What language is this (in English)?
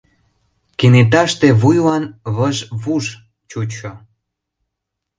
Mari